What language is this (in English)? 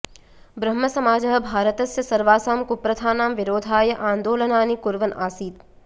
Sanskrit